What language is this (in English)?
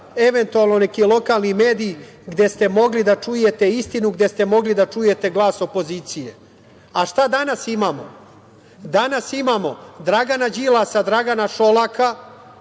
Serbian